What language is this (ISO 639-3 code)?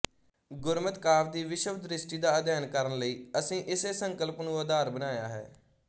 pan